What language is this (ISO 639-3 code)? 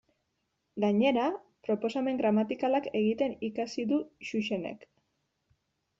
eus